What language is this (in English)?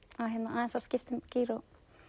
Icelandic